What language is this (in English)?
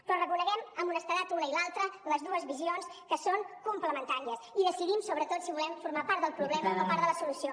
Catalan